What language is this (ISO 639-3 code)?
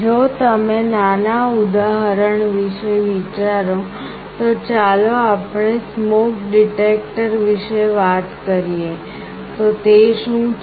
guj